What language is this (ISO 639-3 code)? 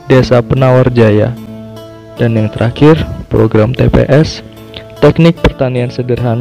ind